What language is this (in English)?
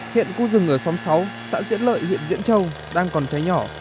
Vietnamese